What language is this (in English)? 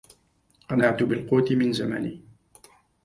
Arabic